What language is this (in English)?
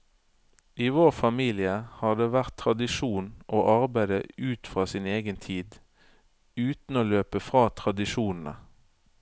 Norwegian